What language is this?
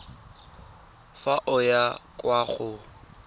Tswana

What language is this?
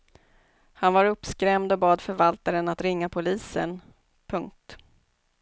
Swedish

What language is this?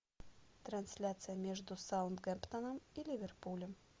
Russian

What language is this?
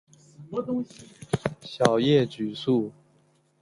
Chinese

